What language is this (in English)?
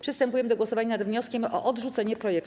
Polish